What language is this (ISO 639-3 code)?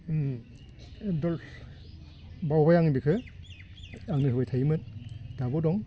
brx